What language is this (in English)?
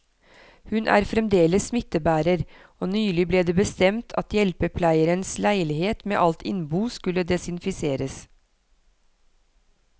Norwegian